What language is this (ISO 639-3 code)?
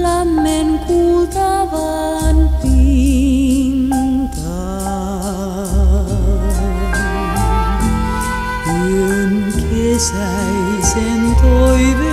fin